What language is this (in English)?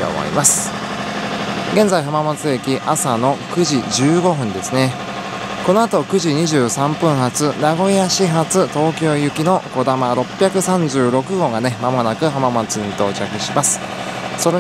Japanese